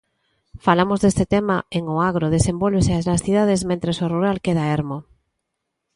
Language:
Galician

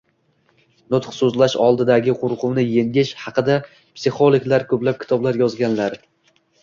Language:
Uzbek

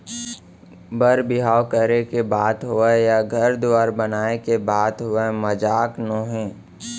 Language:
Chhattisgarhi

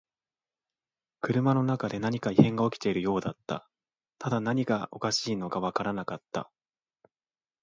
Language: Japanese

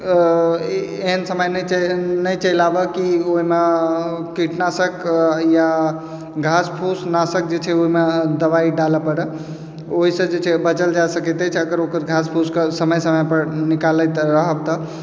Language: Maithili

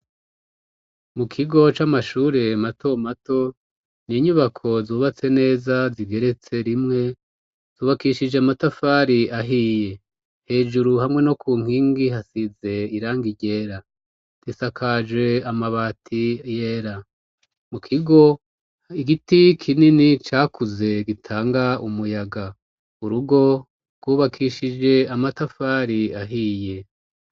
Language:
Rundi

